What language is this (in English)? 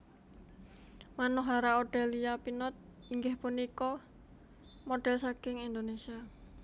Javanese